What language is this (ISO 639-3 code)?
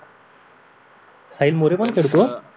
mar